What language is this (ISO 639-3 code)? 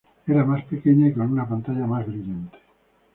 spa